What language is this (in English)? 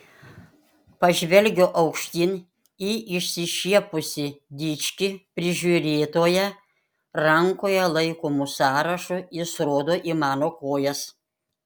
Lithuanian